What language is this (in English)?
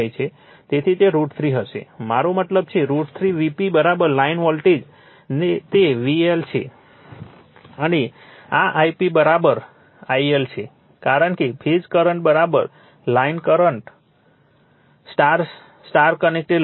Gujarati